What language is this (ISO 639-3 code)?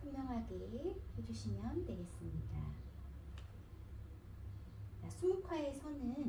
kor